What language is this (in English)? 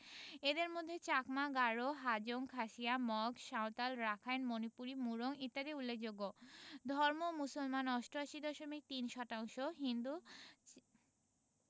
Bangla